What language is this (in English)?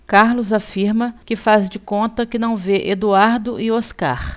Portuguese